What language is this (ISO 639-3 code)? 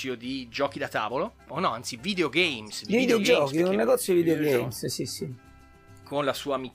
ita